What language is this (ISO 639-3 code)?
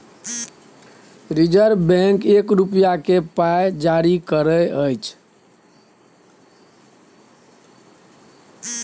mai